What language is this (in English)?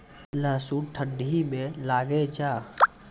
Maithili